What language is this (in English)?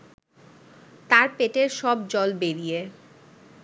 Bangla